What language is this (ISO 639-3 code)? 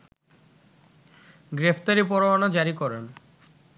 ben